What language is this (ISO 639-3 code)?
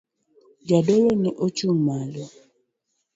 luo